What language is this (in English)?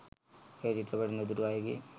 Sinhala